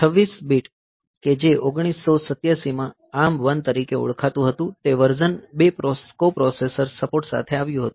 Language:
Gujarati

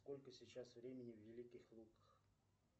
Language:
Russian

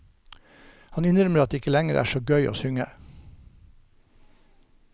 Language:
Norwegian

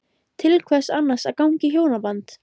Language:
Icelandic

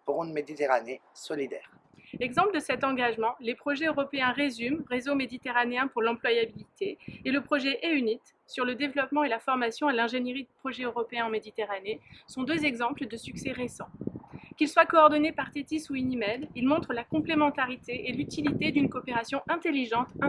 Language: French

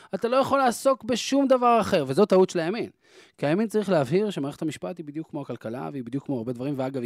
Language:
Hebrew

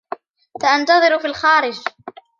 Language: Arabic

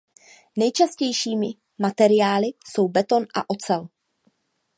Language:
Czech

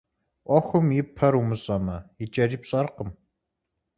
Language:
Kabardian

